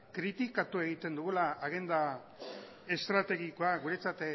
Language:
Basque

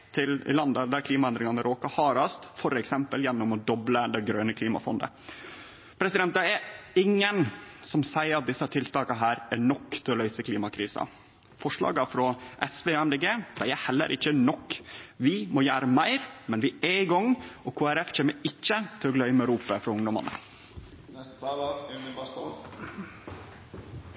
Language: Norwegian Nynorsk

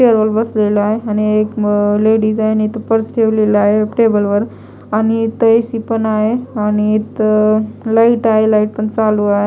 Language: Marathi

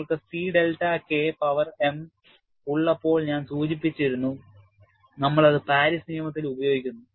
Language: Malayalam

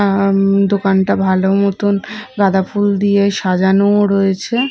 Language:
Bangla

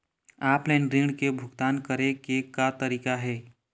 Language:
Chhattisgarhi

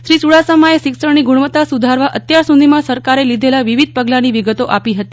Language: Gujarati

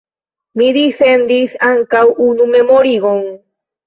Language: Esperanto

